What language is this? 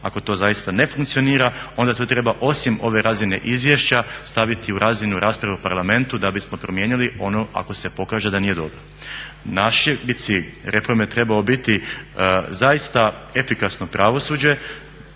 Croatian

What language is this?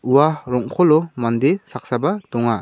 Garo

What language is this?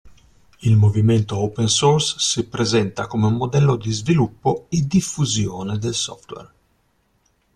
Italian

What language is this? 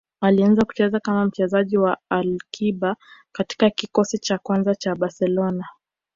Swahili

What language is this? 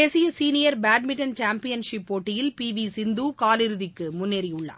Tamil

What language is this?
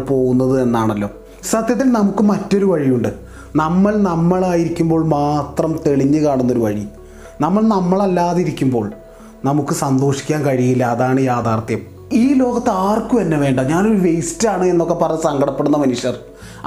Malayalam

